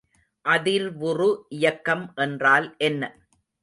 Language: Tamil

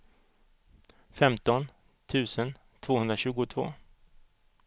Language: Swedish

